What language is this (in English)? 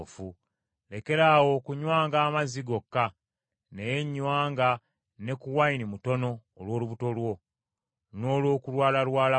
Ganda